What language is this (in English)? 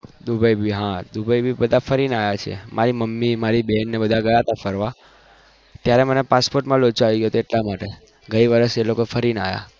Gujarati